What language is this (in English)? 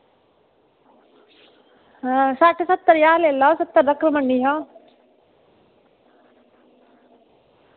Dogri